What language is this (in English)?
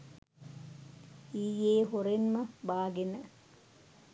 Sinhala